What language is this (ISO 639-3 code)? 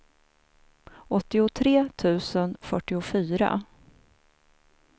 swe